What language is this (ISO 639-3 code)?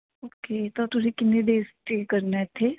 pan